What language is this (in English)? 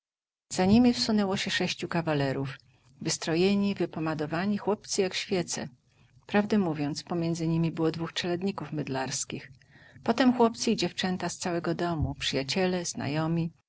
Polish